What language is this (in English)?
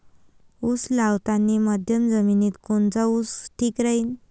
Marathi